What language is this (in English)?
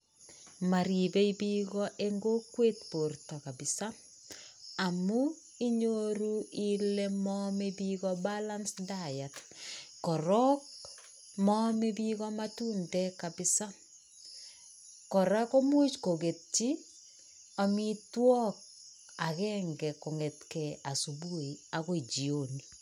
Kalenjin